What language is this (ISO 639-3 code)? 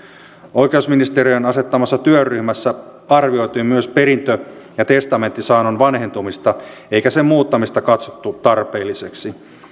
fin